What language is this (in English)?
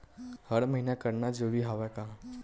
Chhattisgarhi